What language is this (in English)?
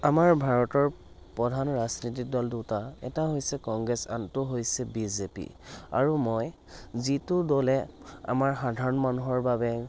Assamese